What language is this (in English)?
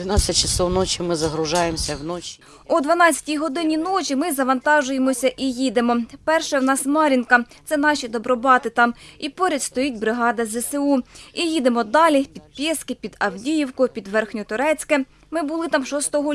Ukrainian